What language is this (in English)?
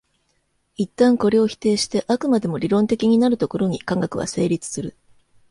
Japanese